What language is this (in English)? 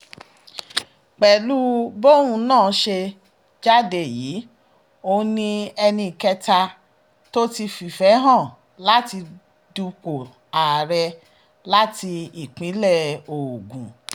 Yoruba